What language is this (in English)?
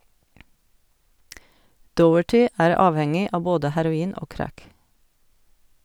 Norwegian